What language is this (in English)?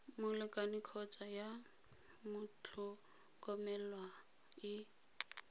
Tswana